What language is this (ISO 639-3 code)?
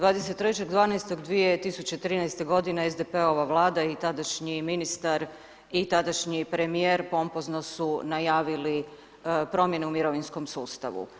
hrv